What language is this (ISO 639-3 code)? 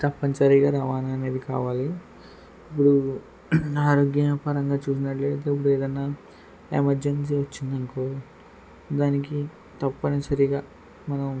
tel